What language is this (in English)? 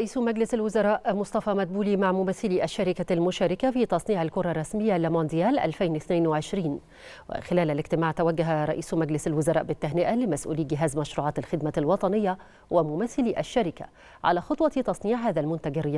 Arabic